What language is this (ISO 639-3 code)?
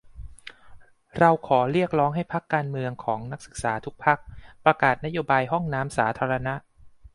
tha